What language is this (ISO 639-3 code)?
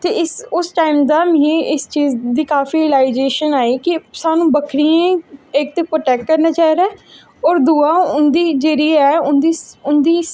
doi